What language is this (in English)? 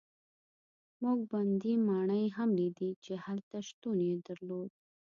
Pashto